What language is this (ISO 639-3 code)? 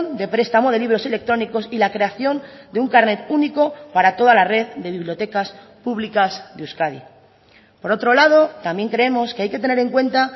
spa